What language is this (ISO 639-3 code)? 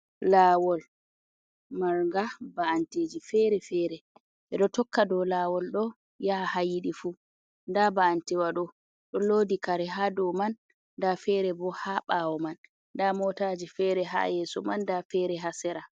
ful